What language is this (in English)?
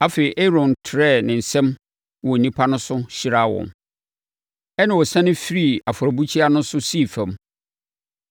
Akan